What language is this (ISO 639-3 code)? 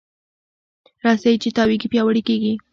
pus